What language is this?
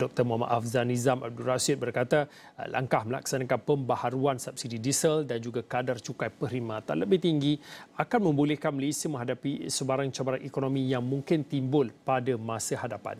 Malay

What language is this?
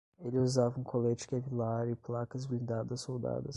Portuguese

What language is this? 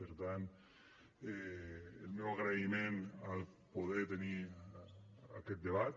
Catalan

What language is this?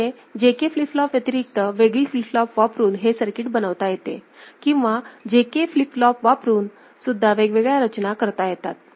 Marathi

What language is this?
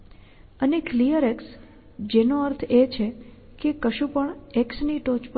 Gujarati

